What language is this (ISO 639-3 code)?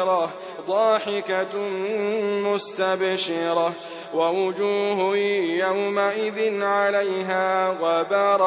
ara